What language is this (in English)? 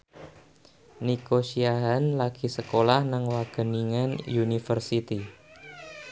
Javanese